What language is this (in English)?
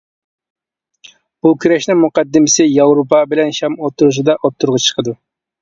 Uyghur